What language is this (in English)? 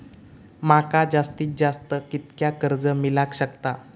Marathi